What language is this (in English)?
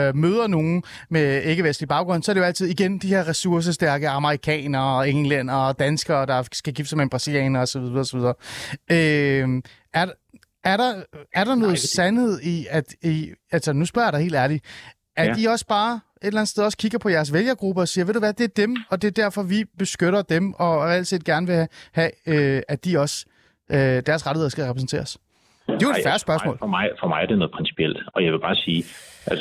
Danish